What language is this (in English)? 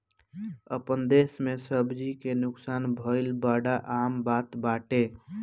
Bhojpuri